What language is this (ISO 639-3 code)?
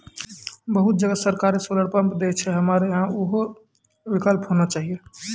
mai